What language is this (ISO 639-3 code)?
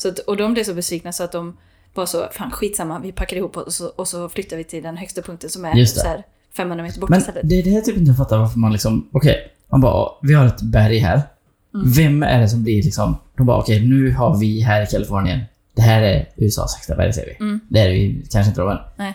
swe